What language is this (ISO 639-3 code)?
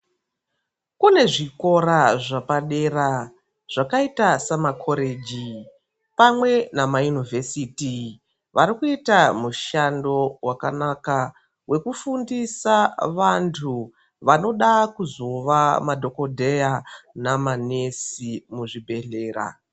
ndc